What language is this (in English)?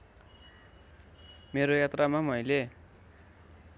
Nepali